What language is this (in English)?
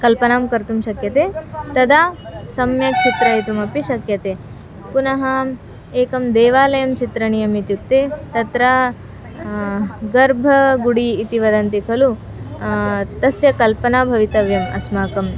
Sanskrit